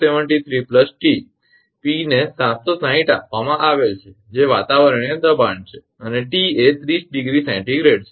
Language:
Gujarati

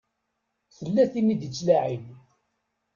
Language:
Kabyle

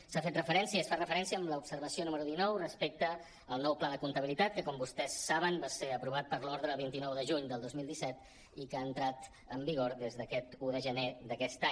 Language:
Catalan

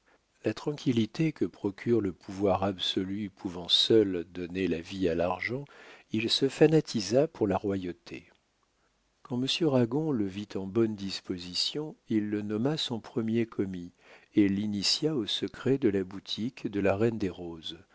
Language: French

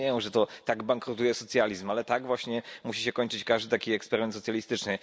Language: Polish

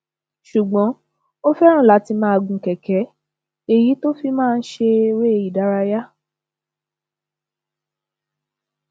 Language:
Yoruba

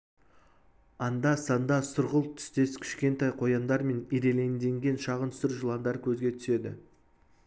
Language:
Kazakh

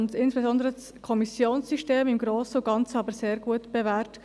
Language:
Swiss German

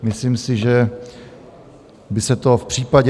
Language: Czech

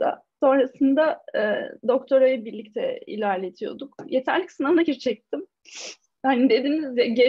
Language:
Turkish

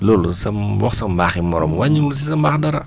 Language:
Wolof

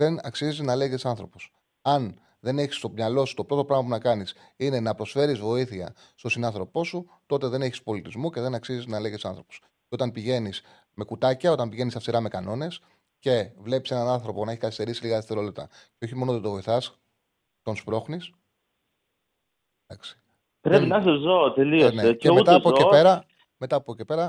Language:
Greek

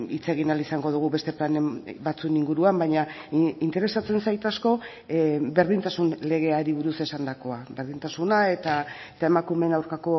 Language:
Basque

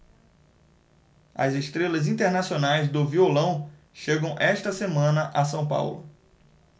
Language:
Portuguese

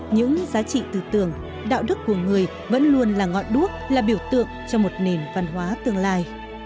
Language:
Vietnamese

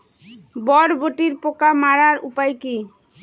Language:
Bangla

